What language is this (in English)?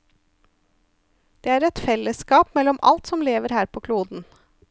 Norwegian